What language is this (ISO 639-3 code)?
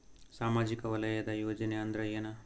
kan